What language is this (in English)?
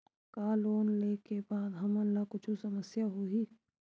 Chhattisgarhi